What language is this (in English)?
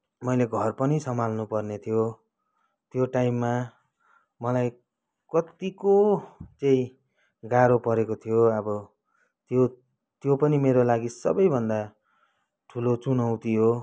Nepali